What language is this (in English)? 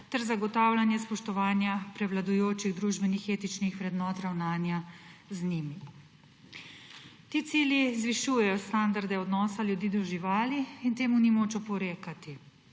Slovenian